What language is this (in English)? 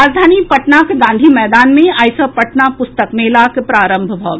Maithili